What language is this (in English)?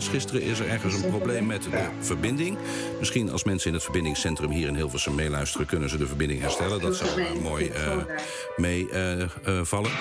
Dutch